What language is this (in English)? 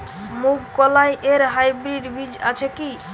Bangla